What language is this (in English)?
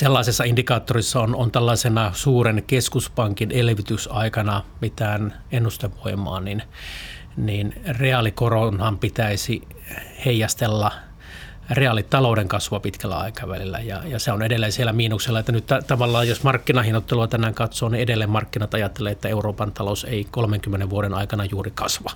Finnish